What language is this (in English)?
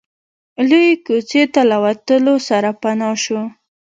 Pashto